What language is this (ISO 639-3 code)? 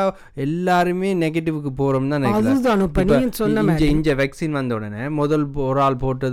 tam